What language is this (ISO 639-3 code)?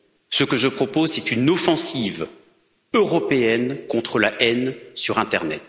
fra